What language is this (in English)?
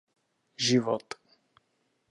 Czech